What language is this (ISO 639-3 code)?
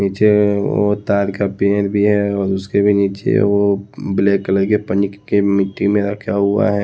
hin